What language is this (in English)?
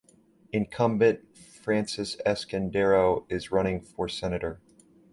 English